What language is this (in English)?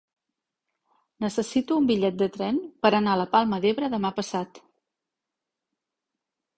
Catalan